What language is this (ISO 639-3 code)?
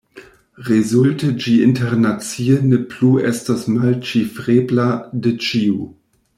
epo